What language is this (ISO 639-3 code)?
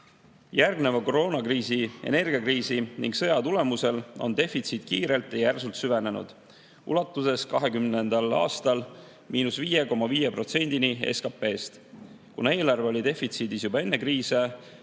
est